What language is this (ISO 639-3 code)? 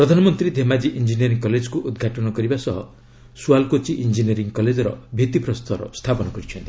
ori